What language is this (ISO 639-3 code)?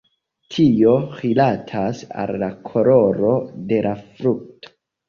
epo